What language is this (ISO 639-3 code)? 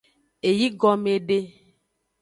ajg